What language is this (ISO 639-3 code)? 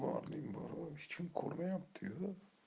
rus